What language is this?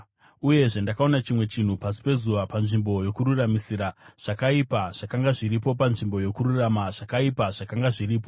Shona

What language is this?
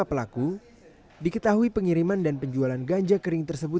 Indonesian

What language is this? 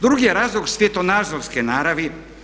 Croatian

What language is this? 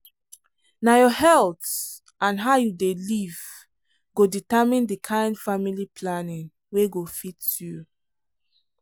Nigerian Pidgin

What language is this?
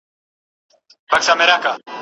Pashto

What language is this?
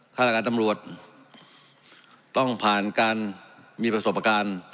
Thai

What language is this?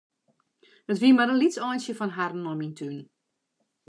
Western Frisian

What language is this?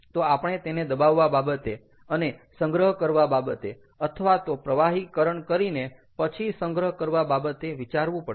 Gujarati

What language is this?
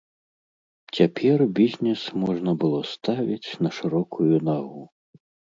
Belarusian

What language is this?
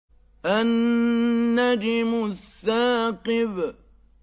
Arabic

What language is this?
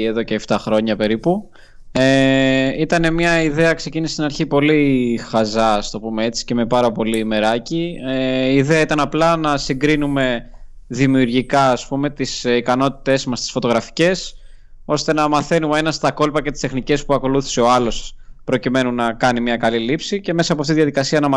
Greek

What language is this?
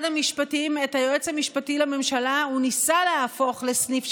Hebrew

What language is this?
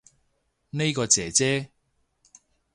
Cantonese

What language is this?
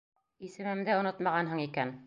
Bashkir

